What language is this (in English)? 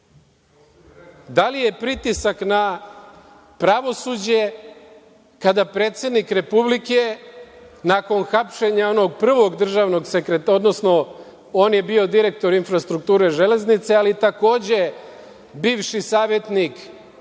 Serbian